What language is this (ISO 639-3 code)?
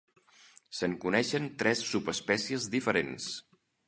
cat